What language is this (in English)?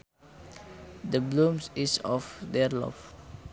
Sundanese